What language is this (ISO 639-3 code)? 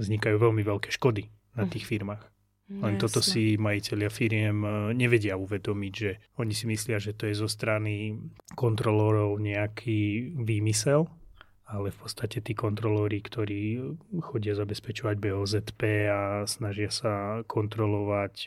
slk